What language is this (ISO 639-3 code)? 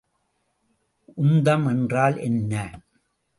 tam